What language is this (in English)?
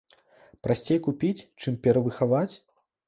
Belarusian